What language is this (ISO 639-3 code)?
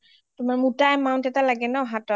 asm